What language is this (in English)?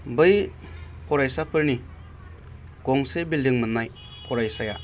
Bodo